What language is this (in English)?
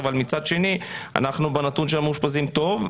Hebrew